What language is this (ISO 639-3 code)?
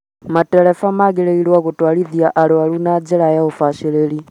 kik